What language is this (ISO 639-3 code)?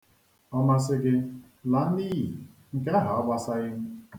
ibo